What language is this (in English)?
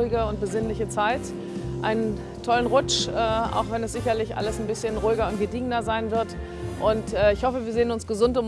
German